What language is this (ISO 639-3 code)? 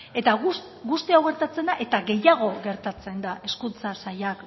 eus